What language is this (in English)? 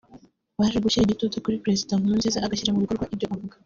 Kinyarwanda